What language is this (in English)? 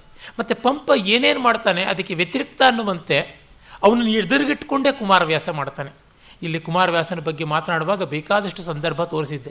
Kannada